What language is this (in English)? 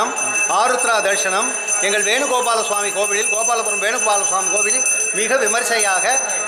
Arabic